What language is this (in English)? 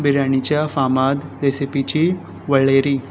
Konkani